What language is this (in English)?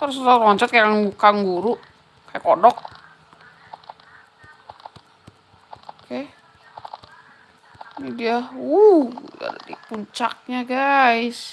Indonesian